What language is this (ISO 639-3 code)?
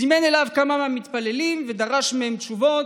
heb